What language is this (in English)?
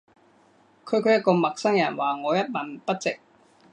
Cantonese